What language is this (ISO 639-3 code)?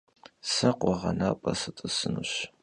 kbd